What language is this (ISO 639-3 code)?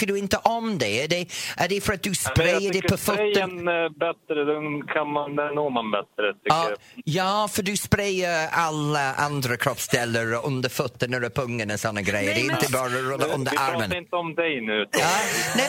swe